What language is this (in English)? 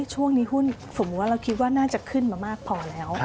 Thai